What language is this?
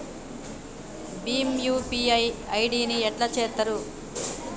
Telugu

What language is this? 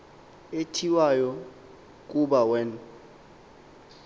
Xhosa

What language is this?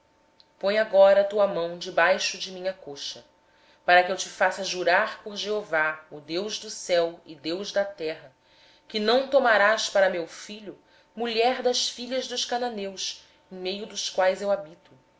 Portuguese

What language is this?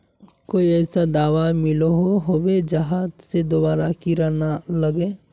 Magahi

